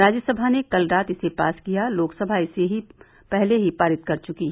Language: Hindi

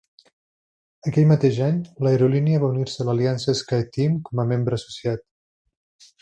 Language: Catalan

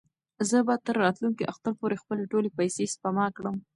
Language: Pashto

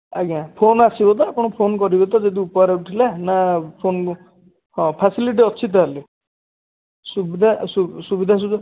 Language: Odia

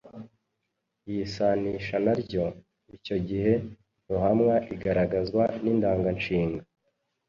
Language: Kinyarwanda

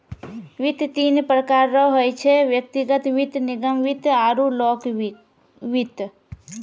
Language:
Maithili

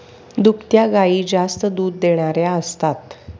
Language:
Marathi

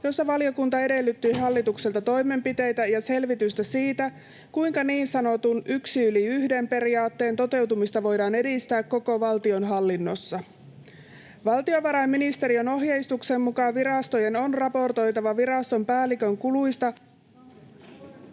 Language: Finnish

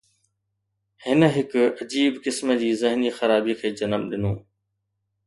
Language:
Sindhi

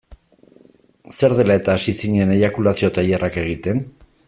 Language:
Basque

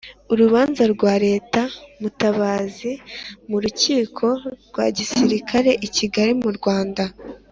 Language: Kinyarwanda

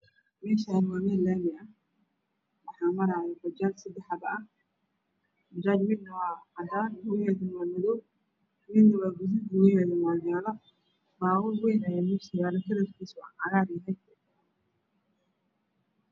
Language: Somali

